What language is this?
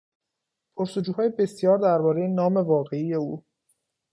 Persian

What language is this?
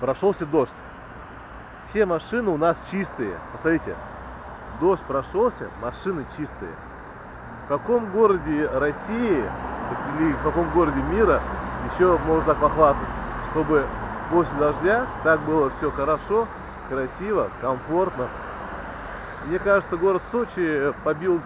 Russian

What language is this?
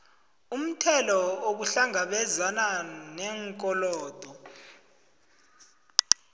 South Ndebele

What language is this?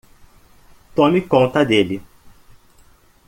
Portuguese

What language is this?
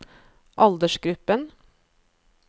Norwegian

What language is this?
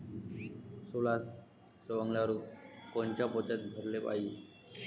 Marathi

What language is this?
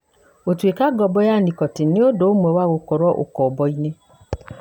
Kikuyu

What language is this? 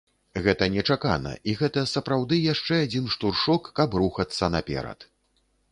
Belarusian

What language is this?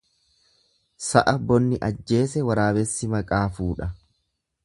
Oromo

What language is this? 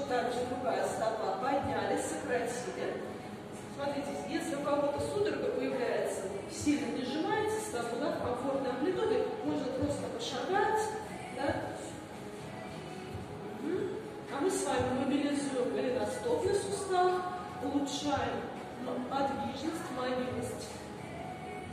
Russian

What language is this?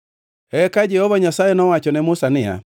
Luo (Kenya and Tanzania)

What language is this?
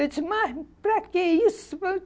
Portuguese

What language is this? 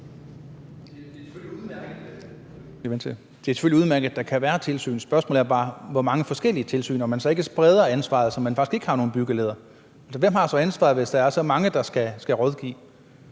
Danish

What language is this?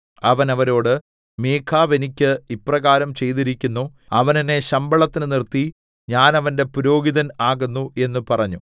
Malayalam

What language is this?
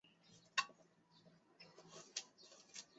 Chinese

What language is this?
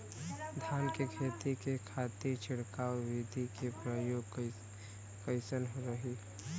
Bhojpuri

